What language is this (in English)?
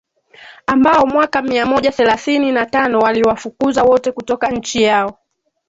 Swahili